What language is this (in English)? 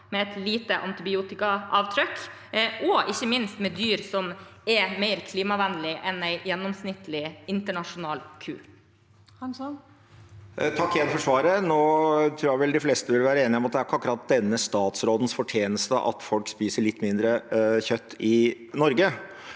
Norwegian